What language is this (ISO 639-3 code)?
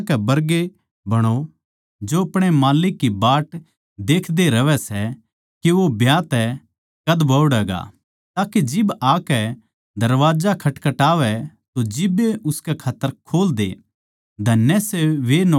bgc